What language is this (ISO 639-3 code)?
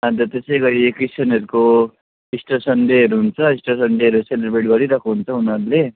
nep